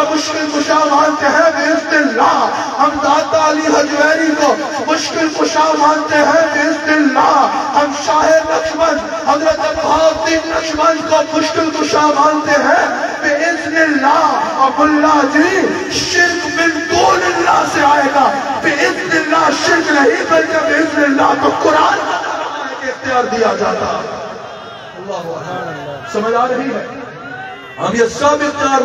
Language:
Arabic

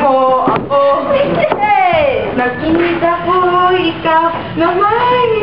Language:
Filipino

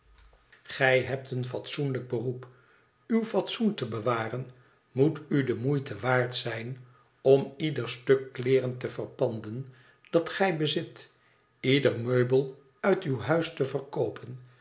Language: Dutch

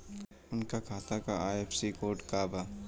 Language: Bhojpuri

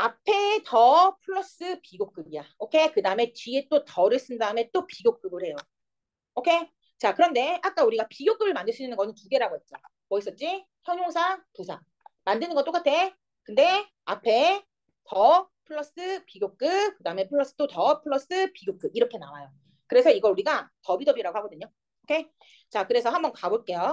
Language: Korean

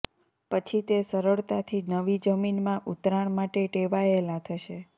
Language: Gujarati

